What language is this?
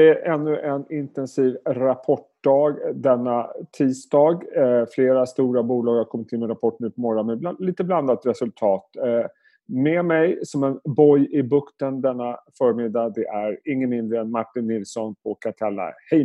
Swedish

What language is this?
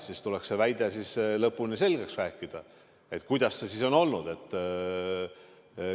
Estonian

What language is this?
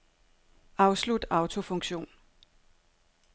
Danish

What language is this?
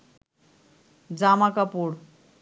Bangla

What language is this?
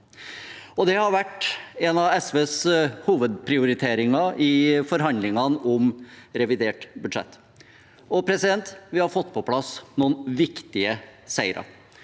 Norwegian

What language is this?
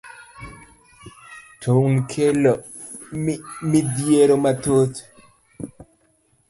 Luo (Kenya and Tanzania)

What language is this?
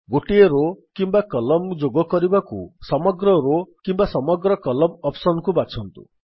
Odia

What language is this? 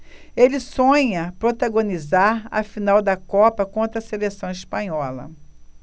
Portuguese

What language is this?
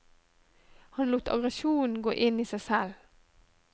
Norwegian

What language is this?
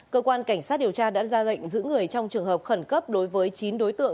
Vietnamese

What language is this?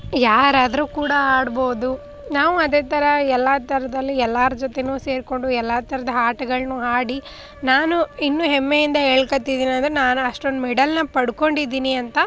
Kannada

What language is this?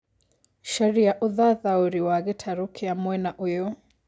Kikuyu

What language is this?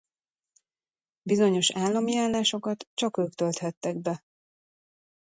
Hungarian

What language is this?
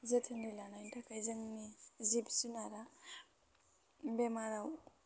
Bodo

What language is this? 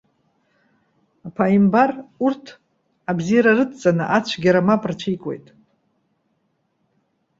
Abkhazian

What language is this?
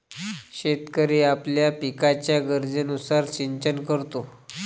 Marathi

